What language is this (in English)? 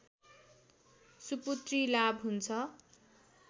Nepali